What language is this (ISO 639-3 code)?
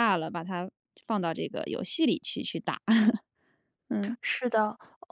zho